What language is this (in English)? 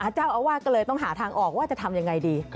Thai